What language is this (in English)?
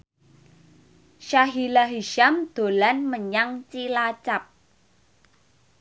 Javanese